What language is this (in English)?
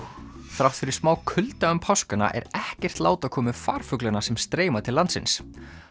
Icelandic